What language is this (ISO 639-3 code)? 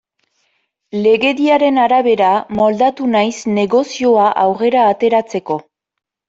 eus